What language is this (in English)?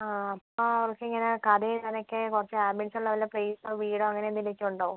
Malayalam